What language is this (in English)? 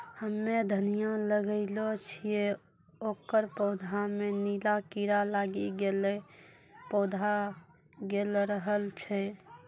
Maithili